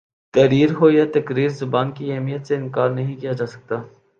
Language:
Urdu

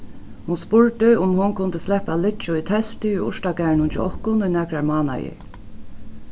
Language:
Faroese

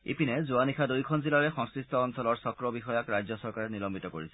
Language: Assamese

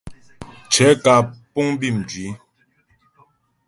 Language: Ghomala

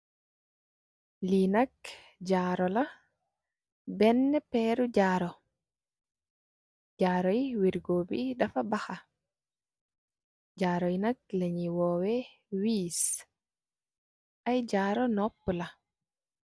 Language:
Wolof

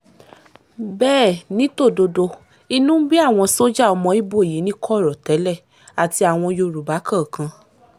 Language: Yoruba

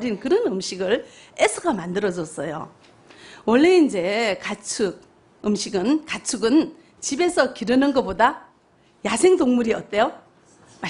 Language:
Korean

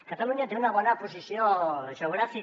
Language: Catalan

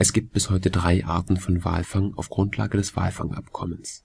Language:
German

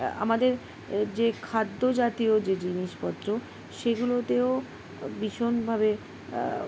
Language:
Bangla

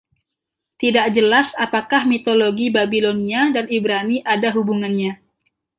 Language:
Indonesian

